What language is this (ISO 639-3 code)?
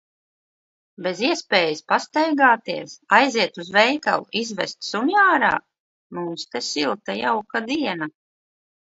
lav